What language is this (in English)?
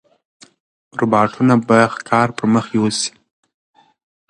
Pashto